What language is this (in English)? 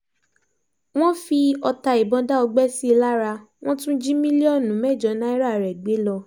Yoruba